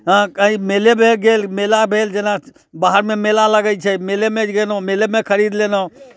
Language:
Maithili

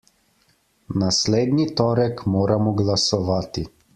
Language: Slovenian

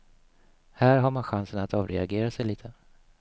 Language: Swedish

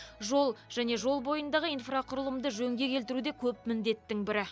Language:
Kazakh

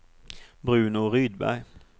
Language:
Swedish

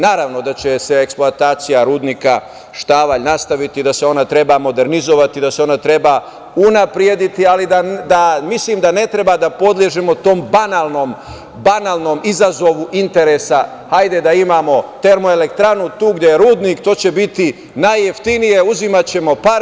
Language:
Serbian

